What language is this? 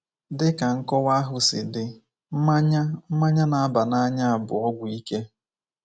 Igbo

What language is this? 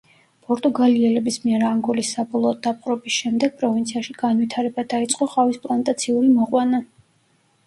Georgian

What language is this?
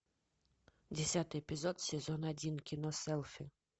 Russian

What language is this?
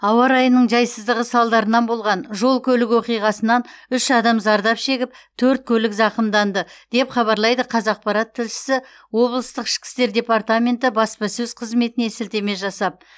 Kazakh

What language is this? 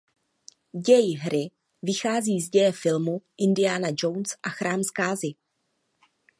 Czech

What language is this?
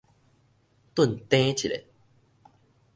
Min Nan Chinese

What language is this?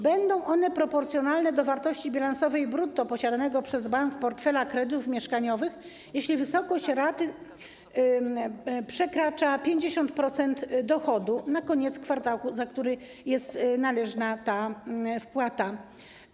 Polish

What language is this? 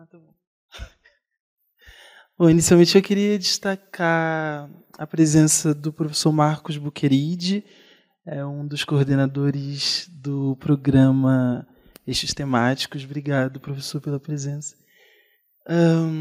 Portuguese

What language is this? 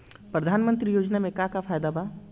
Bhojpuri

